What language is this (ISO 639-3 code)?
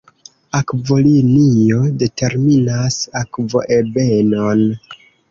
epo